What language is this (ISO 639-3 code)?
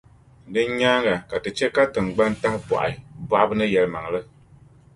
dag